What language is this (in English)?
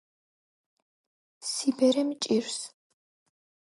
Georgian